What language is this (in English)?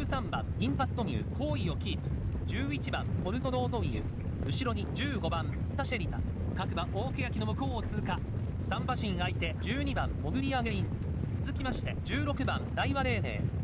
Japanese